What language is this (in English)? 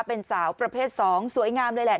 Thai